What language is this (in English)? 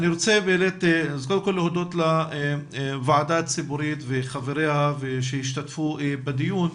Hebrew